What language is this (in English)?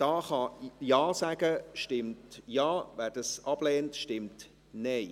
Swiss German